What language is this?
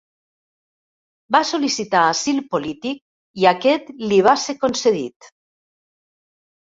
Catalan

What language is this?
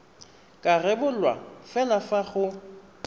Tswana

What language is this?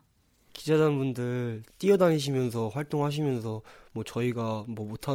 Korean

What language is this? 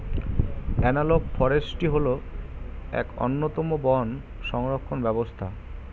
Bangla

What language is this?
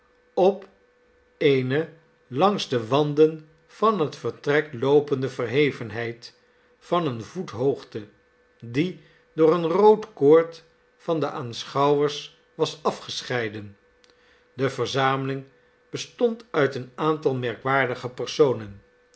Dutch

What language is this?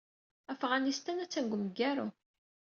Kabyle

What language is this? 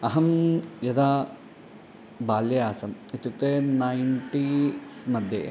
Sanskrit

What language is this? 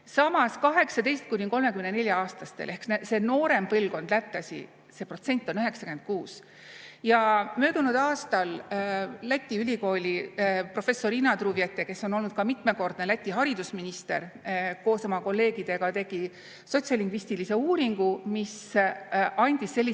Estonian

